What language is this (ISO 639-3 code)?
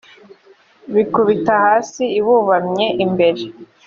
kin